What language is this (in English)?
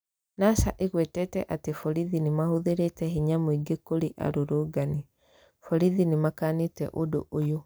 Kikuyu